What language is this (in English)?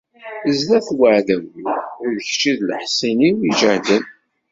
Kabyle